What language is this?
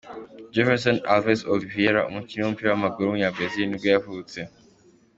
Kinyarwanda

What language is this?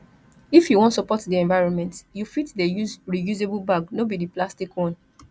Nigerian Pidgin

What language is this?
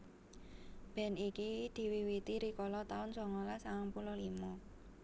Javanese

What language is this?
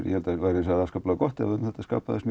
Icelandic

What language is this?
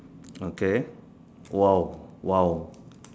English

